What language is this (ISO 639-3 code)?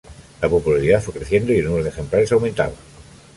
spa